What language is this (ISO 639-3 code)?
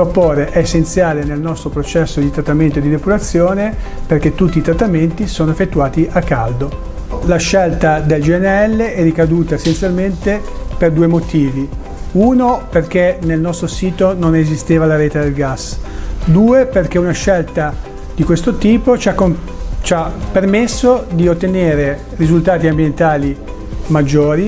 ita